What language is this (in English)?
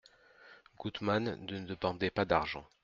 French